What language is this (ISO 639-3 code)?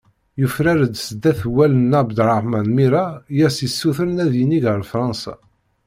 kab